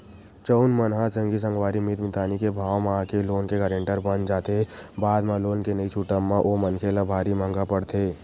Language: Chhattisgarhi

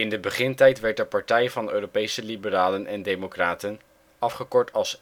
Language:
Dutch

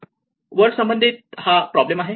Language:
Marathi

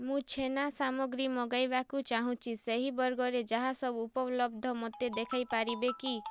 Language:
Odia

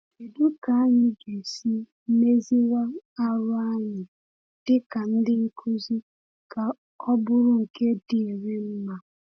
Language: Igbo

